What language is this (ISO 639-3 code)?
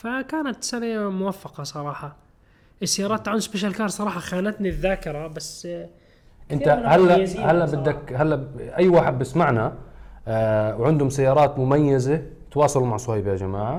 ara